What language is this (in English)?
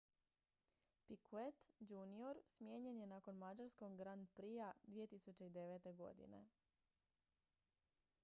Croatian